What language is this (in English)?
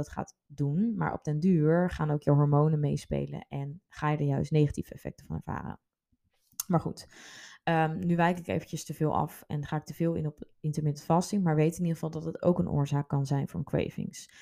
Dutch